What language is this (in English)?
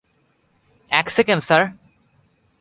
Bangla